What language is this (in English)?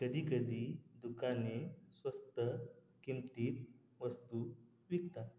Marathi